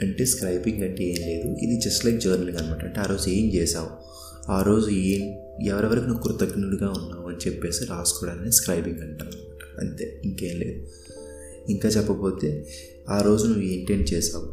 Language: Telugu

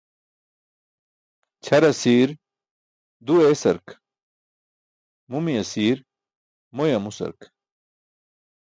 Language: Burushaski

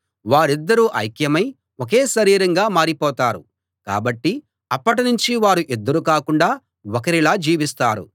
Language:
Telugu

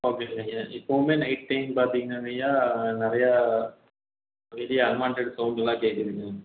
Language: Tamil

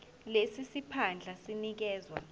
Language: Zulu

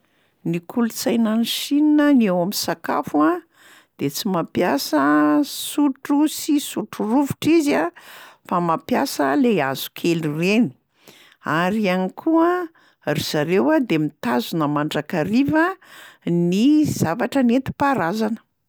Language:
Malagasy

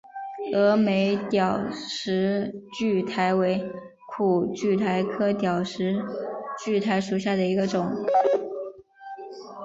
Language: Chinese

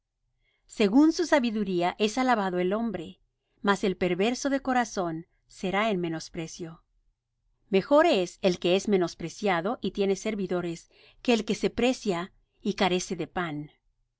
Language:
Spanish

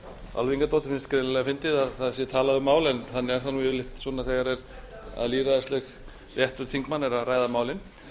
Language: Icelandic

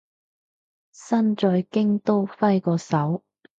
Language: Cantonese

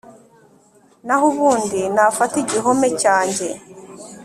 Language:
Kinyarwanda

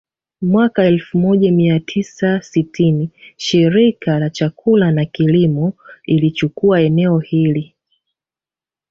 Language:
Swahili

